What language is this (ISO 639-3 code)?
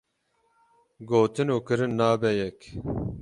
kur